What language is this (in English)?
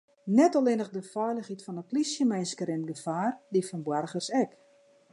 Western Frisian